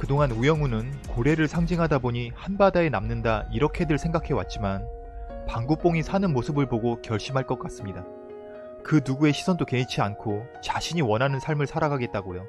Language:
Korean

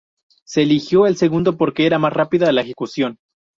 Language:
Spanish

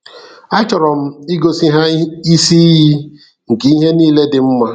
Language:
Igbo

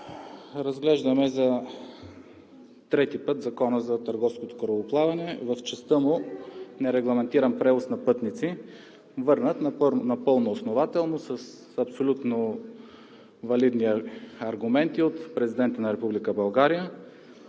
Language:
Bulgarian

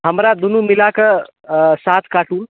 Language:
Maithili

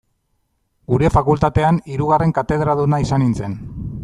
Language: Basque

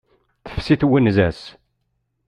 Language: Kabyle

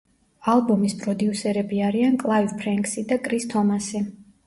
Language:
Georgian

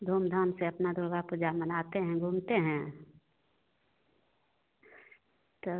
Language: Hindi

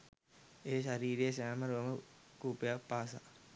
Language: Sinhala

